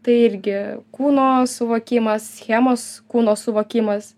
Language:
Lithuanian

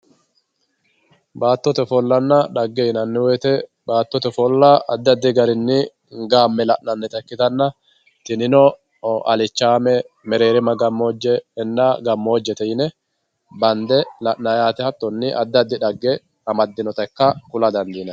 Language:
Sidamo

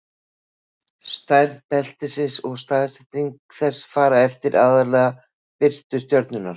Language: Icelandic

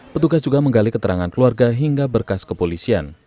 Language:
Indonesian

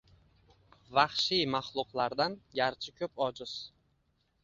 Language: Uzbek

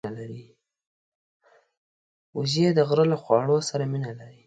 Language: Pashto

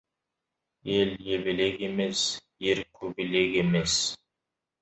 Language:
Kazakh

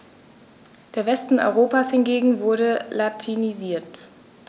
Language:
German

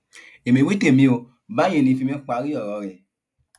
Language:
Yoruba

